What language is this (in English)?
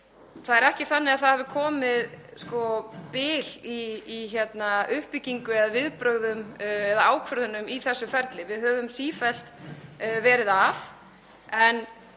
Icelandic